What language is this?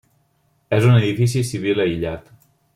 Catalan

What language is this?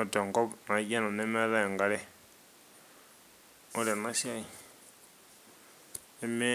Masai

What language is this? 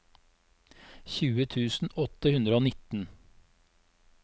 Norwegian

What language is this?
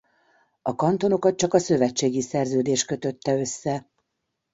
Hungarian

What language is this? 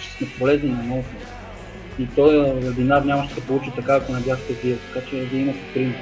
Bulgarian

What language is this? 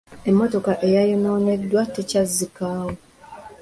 Ganda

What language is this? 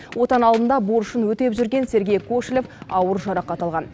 Kazakh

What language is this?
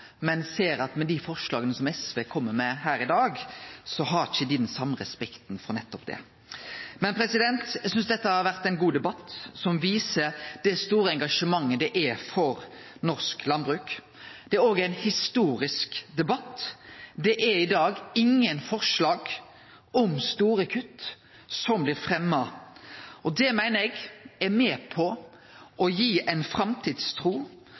Norwegian Nynorsk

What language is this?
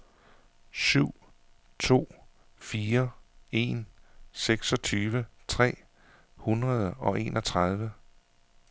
Danish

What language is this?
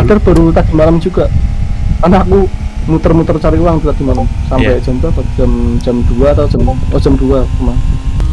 Indonesian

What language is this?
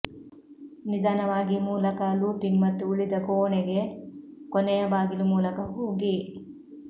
Kannada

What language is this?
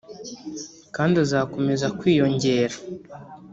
Kinyarwanda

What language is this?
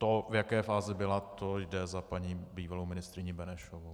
Czech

